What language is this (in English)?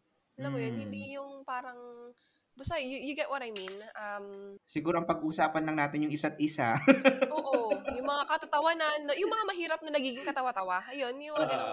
Filipino